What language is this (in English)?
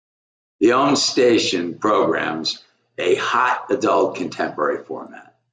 English